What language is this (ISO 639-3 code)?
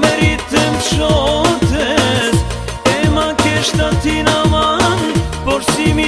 ron